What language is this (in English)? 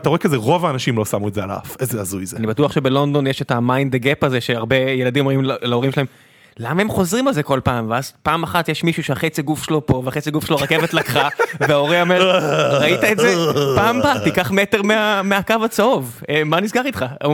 Hebrew